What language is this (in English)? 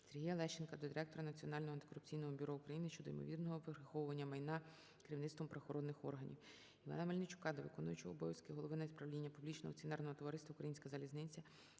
Ukrainian